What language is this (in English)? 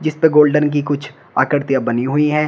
Hindi